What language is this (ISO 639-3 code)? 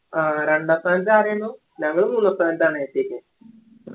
mal